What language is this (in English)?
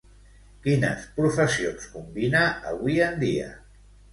Catalan